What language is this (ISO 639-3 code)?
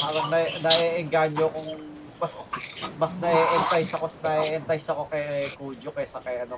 fil